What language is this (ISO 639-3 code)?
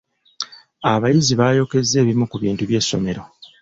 lug